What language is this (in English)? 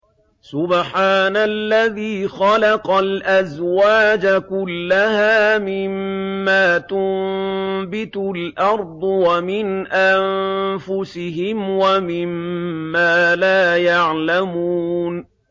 Arabic